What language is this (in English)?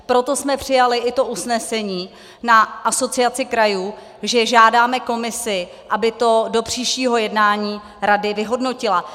Czech